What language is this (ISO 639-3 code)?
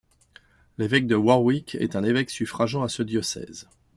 fra